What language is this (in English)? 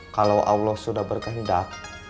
Indonesian